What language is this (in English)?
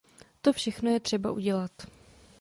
Czech